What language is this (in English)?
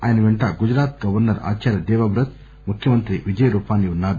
Telugu